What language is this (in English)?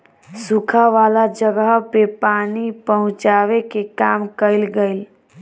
Bhojpuri